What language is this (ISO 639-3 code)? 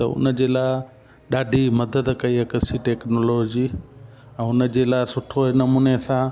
snd